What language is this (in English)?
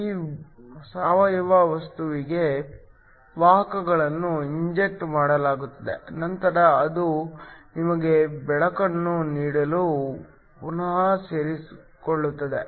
Kannada